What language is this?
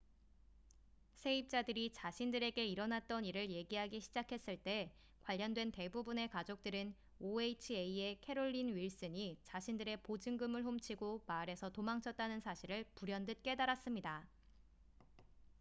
Korean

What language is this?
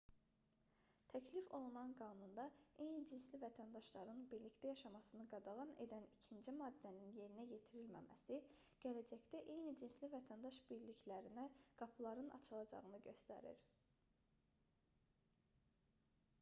Azerbaijani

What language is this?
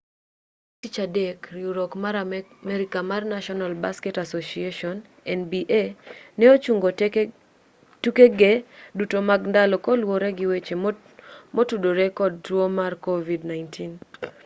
Luo (Kenya and Tanzania)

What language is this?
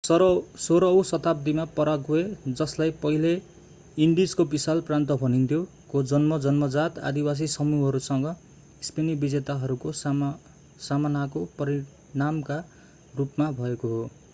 Nepali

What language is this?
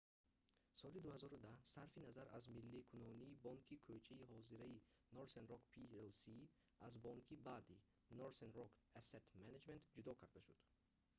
Tajik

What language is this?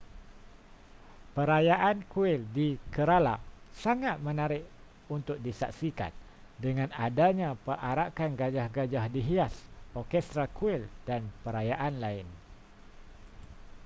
Malay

